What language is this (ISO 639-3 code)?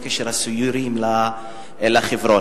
heb